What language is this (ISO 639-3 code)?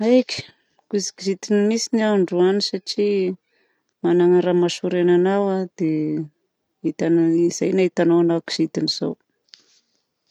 bzc